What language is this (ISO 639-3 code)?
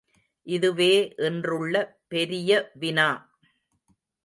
tam